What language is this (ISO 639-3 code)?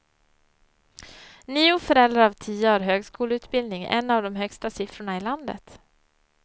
swe